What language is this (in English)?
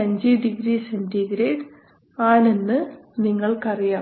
Malayalam